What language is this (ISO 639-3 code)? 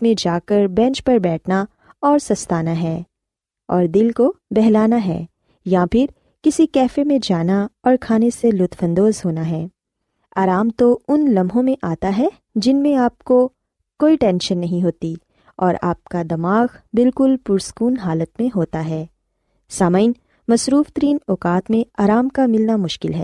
urd